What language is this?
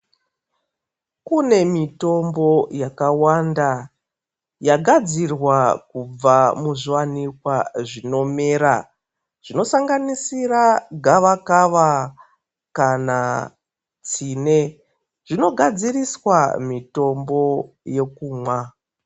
Ndau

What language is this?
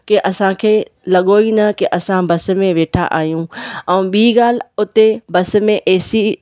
Sindhi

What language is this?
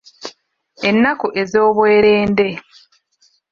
Ganda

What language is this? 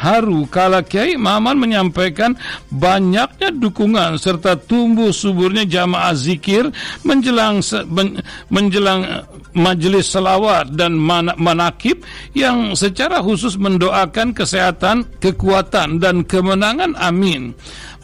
Indonesian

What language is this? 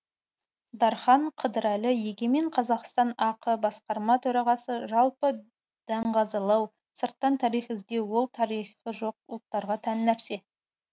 Kazakh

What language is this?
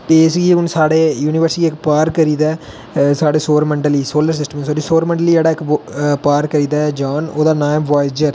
Dogri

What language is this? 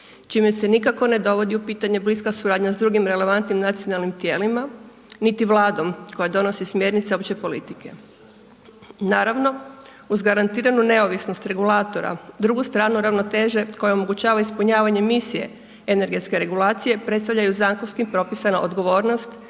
Croatian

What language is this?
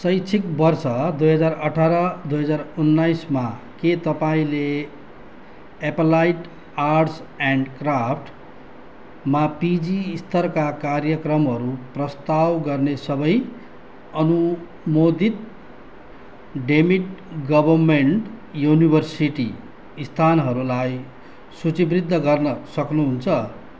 Nepali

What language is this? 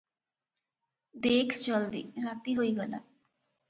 Odia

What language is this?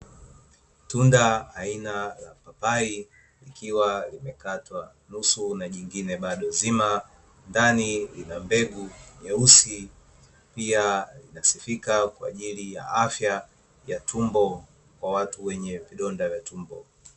Swahili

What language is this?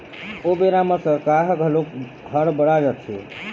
Chhattisgarhi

